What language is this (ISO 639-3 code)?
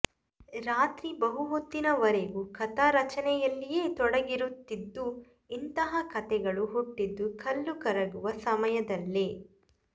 kan